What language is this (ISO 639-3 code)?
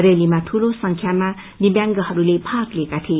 nep